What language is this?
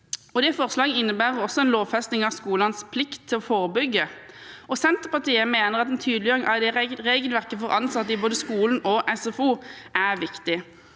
Norwegian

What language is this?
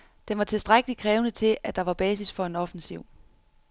Danish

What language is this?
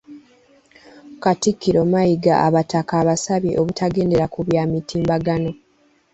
Ganda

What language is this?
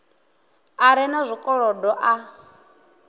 Venda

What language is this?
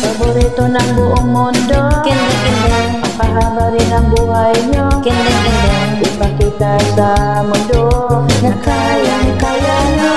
Indonesian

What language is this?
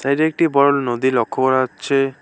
Bangla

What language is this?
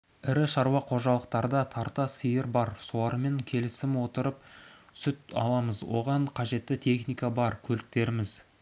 Kazakh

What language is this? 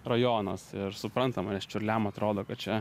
Lithuanian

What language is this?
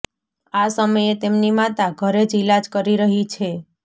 Gujarati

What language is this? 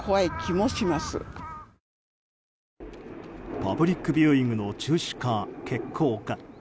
Japanese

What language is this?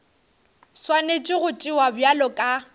Northern Sotho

